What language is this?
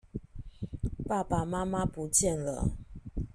Chinese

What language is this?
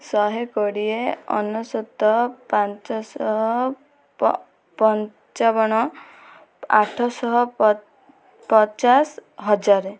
Odia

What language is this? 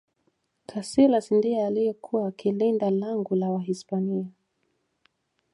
Swahili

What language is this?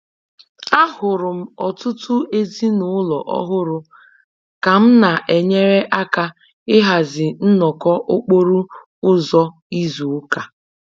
Igbo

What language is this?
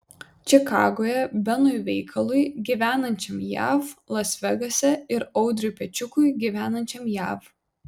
Lithuanian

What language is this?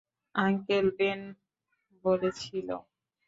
Bangla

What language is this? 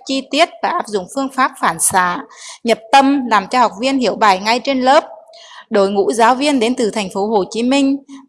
Vietnamese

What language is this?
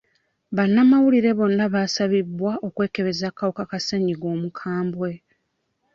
Ganda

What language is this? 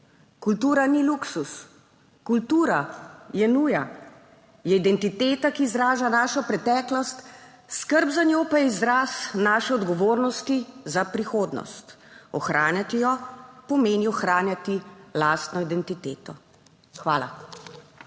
Slovenian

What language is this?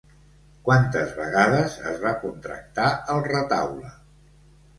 Catalan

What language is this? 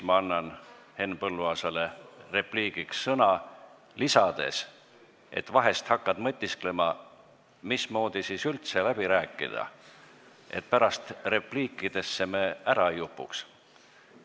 Estonian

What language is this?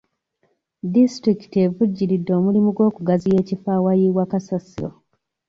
Ganda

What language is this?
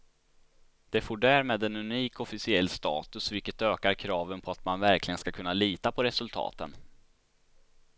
Swedish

